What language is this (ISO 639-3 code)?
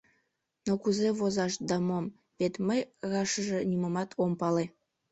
chm